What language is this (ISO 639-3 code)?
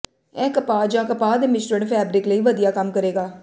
pan